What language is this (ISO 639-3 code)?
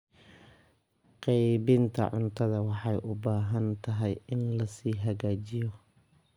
som